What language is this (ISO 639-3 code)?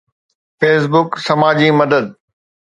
snd